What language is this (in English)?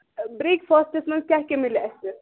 Kashmiri